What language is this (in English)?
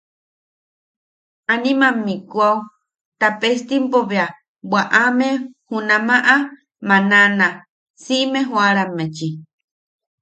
Yaqui